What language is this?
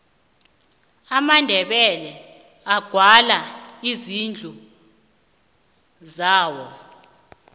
South Ndebele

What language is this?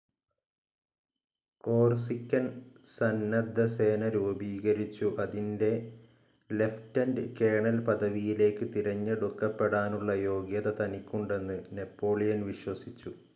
Malayalam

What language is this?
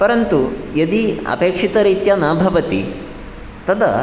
Sanskrit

